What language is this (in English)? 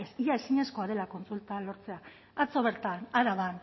Basque